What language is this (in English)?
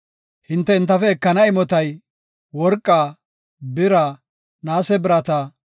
Gofa